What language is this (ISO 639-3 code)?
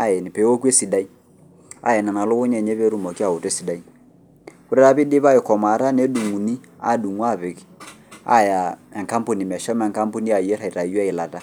mas